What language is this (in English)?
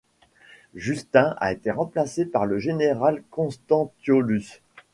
French